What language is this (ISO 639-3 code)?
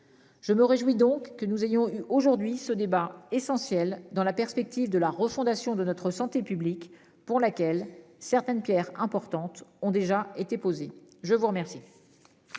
fra